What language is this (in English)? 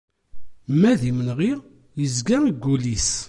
Kabyle